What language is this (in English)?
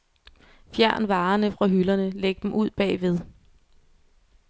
Danish